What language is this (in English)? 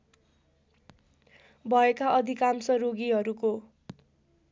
Nepali